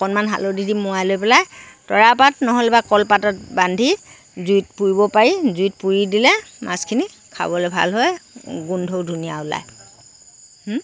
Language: Assamese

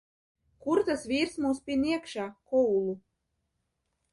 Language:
Latvian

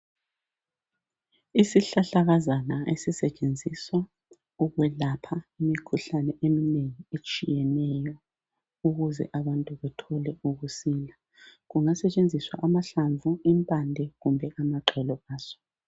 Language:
North Ndebele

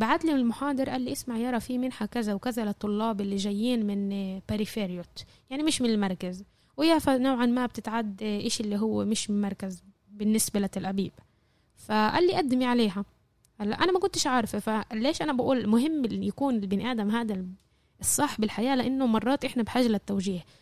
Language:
Arabic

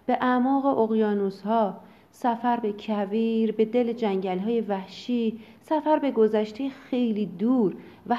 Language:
Persian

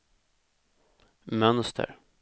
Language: Swedish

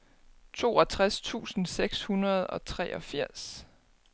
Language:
Danish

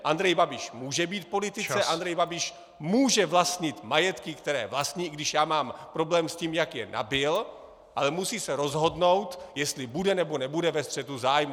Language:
Czech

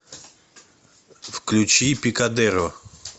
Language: Russian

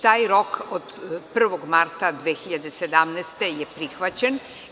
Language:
Serbian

